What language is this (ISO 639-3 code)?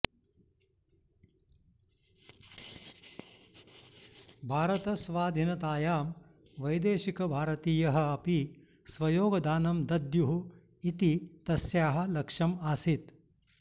san